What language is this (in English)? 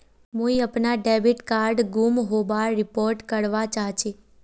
Magahi